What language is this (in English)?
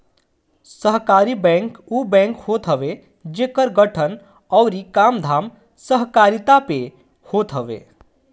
Bhojpuri